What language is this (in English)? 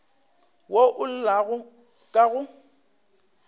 Northern Sotho